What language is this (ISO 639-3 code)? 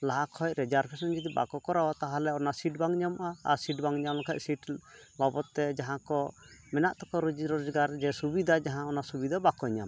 sat